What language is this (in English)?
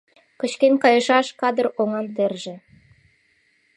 Mari